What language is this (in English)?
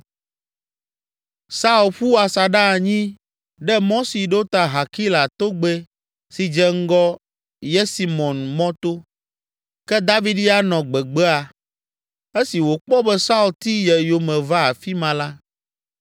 Ewe